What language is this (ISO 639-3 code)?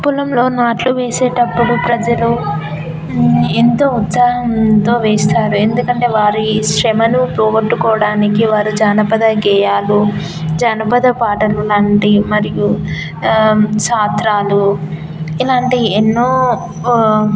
tel